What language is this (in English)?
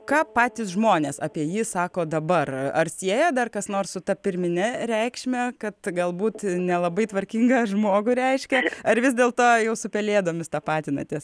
Lithuanian